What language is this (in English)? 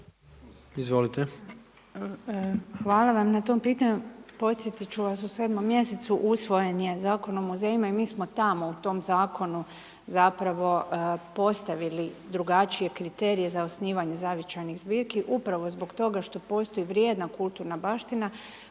Croatian